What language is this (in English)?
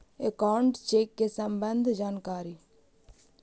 Magahi